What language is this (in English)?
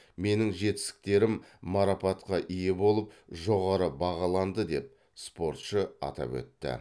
Kazakh